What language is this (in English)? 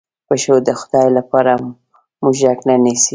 Pashto